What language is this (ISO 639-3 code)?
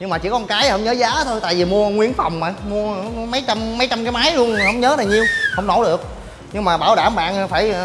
vie